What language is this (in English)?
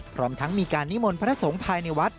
Thai